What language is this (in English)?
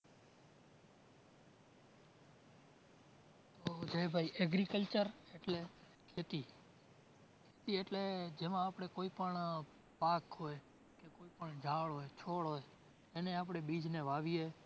Gujarati